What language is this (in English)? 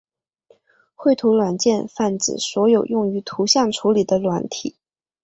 Chinese